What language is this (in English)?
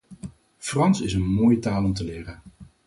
Dutch